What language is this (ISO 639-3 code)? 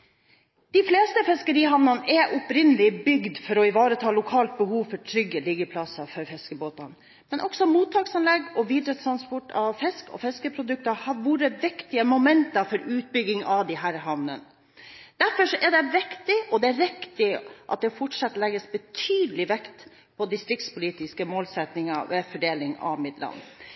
nob